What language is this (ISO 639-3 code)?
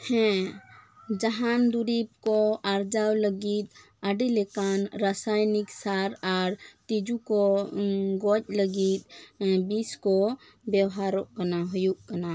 sat